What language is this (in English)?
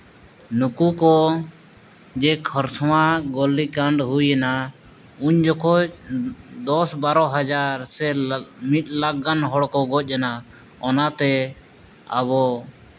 Santali